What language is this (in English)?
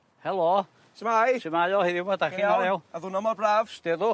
Welsh